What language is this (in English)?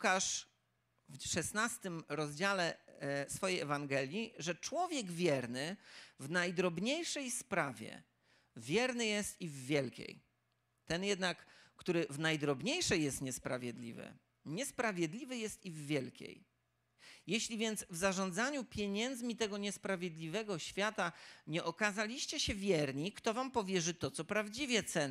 Polish